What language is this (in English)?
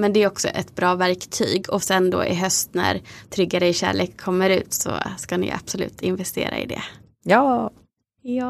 Swedish